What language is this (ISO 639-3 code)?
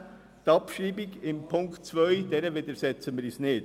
gsw